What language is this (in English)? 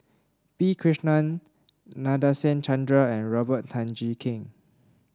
English